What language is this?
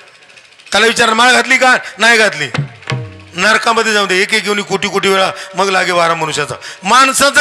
Marathi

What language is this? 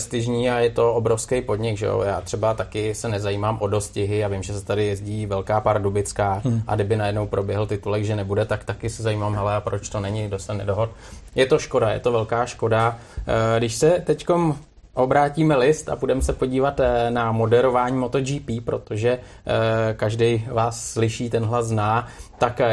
Czech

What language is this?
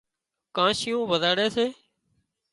Wadiyara Koli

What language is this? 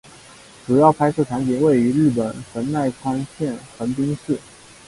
Chinese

